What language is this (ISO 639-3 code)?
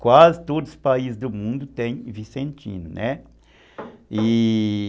por